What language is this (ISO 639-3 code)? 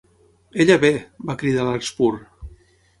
cat